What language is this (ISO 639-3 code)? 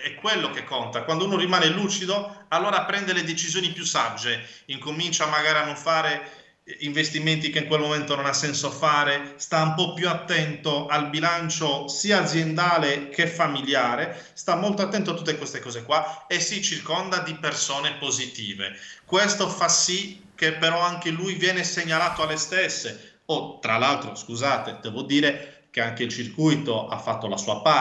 ita